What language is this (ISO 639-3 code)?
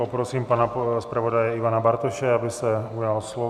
ces